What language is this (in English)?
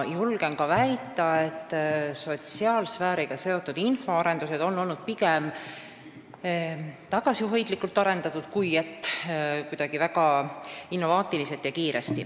Estonian